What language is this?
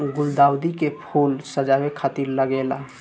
Bhojpuri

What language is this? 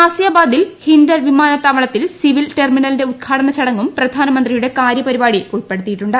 Malayalam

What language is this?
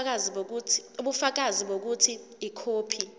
Zulu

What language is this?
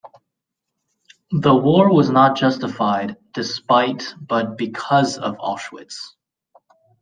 English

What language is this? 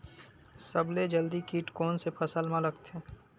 Chhattisgarhi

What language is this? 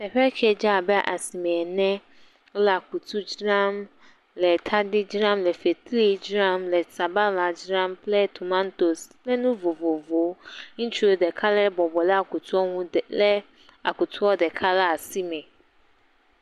Ewe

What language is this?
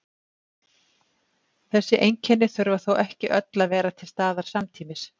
Icelandic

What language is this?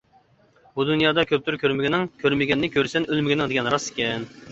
Uyghur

